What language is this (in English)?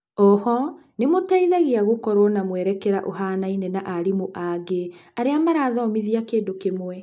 Kikuyu